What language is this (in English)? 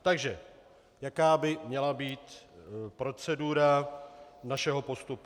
Czech